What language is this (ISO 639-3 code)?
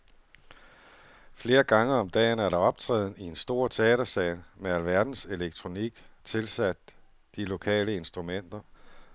dan